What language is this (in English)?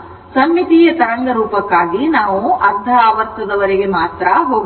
Kannada